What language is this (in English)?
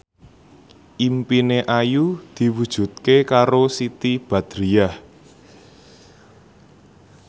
Javanese